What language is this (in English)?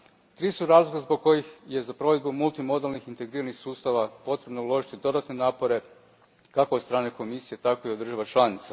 Croatian